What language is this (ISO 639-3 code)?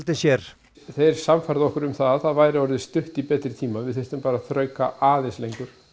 isl